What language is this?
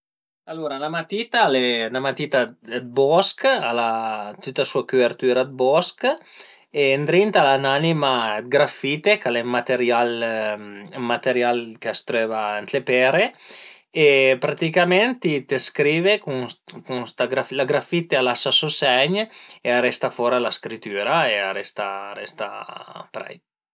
Piedmontese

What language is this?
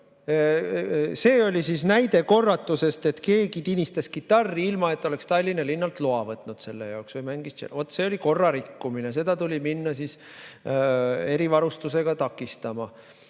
Estonian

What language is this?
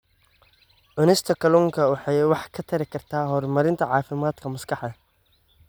Somali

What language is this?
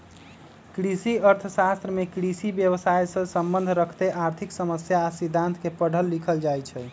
Magahi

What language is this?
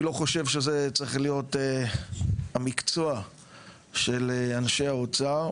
Hebrew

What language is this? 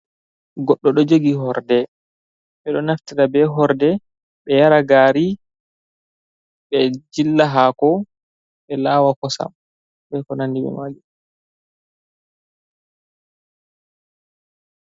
Fula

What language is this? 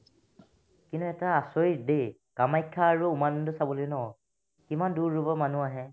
Assamese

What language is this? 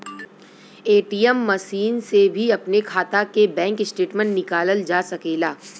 Bhojpuri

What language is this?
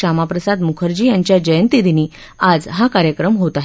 Marathi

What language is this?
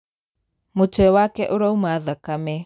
Kikuyu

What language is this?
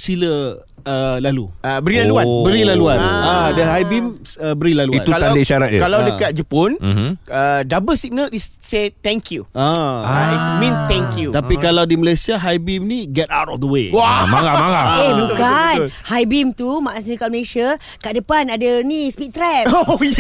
Malay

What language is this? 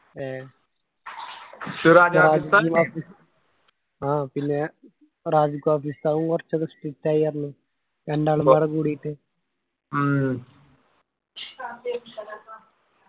Malayalam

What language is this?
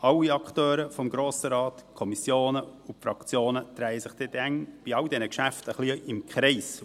Swiss German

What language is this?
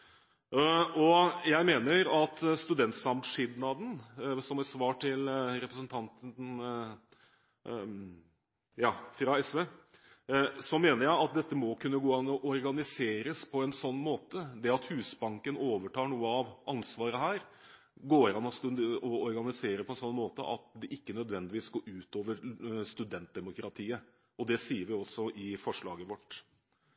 Norwegian Bokmål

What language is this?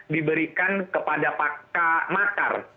Indonesian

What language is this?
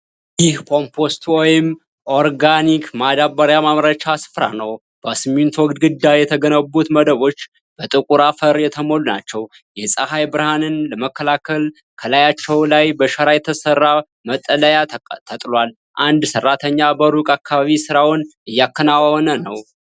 Amharic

